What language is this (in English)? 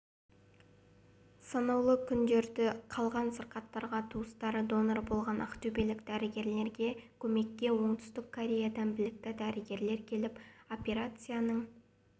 Kazakh